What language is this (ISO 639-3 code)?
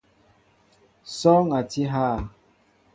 mbo